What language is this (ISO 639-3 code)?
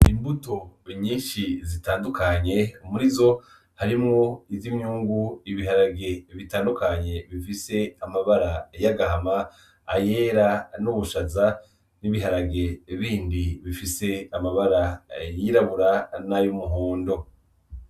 run